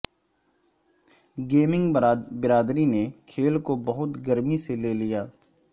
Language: Urdu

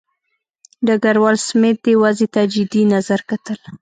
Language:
Pashto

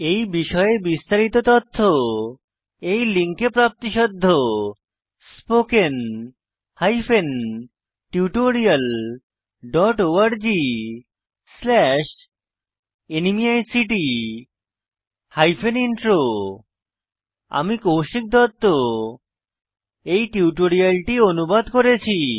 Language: Bangla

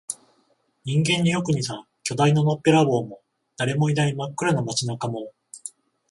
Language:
Japanese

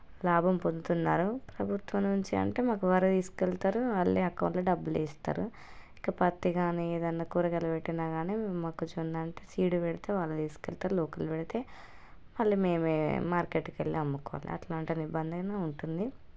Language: Telugu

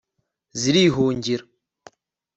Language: Kinyarwanda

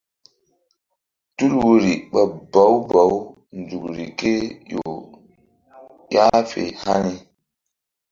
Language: Mbum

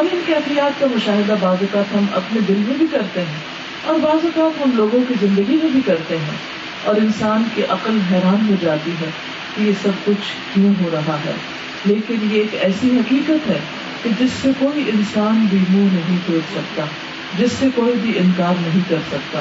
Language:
Urdu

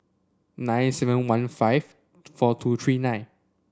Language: English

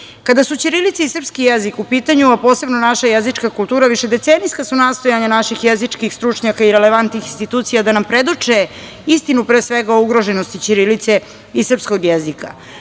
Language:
Serbian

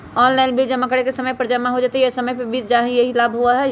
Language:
Magahi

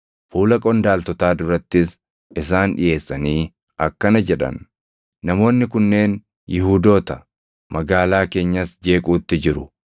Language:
Oromo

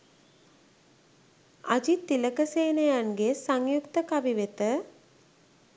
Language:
Sinhala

